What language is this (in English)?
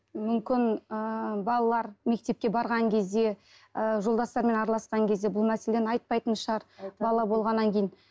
Kazakh